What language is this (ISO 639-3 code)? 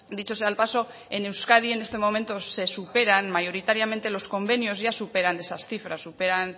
spa